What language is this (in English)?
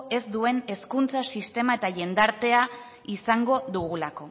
Basque